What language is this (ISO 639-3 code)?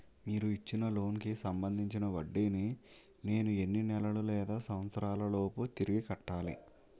tel